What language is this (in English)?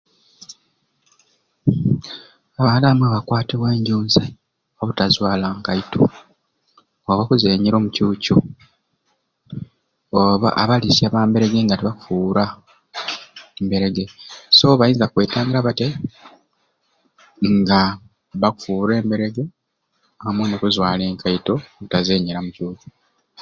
Ruuli